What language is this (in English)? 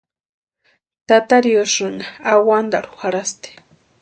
Western Highland Purepecha